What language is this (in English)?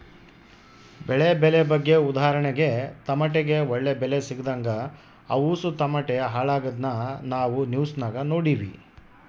Kannada